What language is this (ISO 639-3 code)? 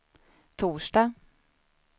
swe